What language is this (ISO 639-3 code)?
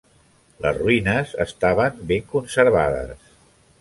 cat